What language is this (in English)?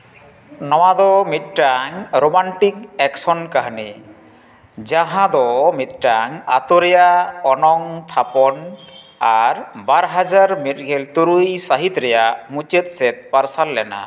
Santali